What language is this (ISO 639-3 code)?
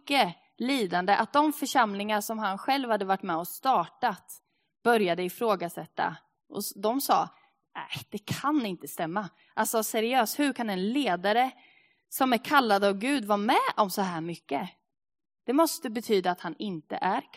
swe